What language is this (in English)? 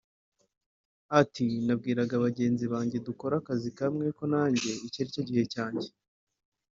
Kinyarwanda